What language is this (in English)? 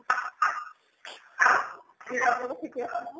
Assamese